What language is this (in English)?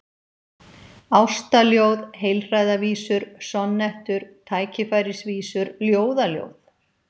Icelandic